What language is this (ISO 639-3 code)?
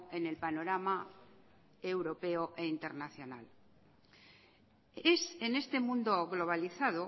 spa